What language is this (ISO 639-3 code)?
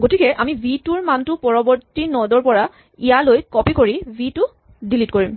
asm